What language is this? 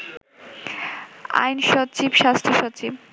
Bangla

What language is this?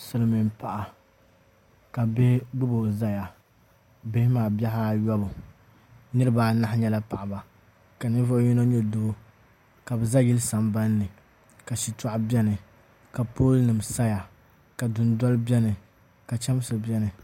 Dagbani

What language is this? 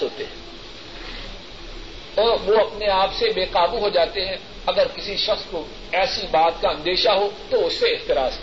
Urdu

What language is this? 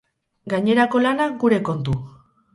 Basque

